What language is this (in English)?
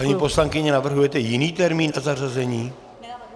Czech